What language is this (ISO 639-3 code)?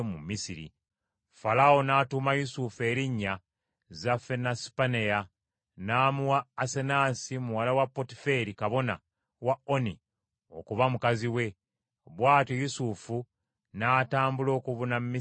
lug